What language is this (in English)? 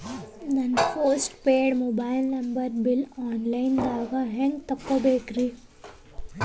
Kannada